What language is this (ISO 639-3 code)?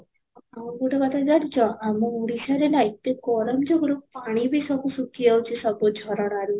ori